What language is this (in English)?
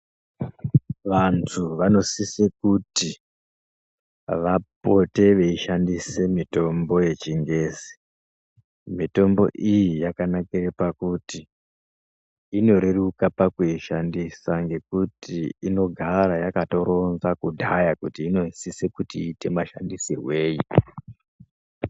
Ndau